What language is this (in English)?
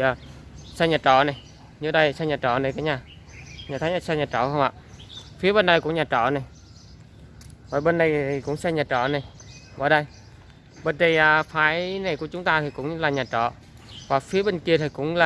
Vietnamese